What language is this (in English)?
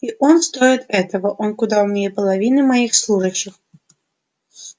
Russian